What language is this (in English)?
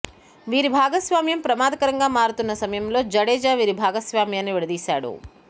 Telugu